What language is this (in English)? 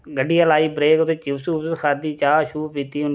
Dogri